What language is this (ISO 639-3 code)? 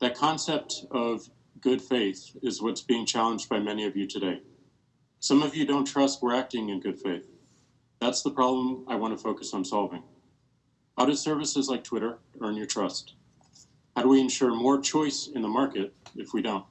eng